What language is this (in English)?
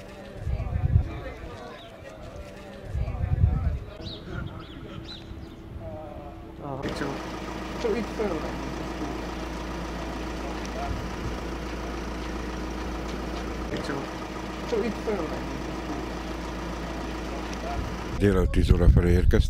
Hungarian